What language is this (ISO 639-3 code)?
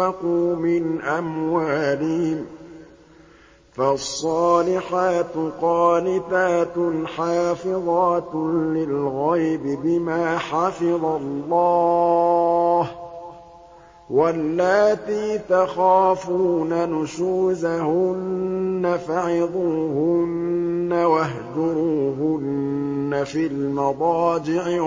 ara